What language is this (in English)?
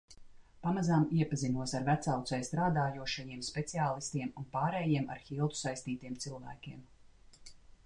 Latvian